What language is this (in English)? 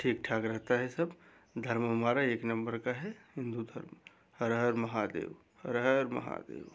Hindi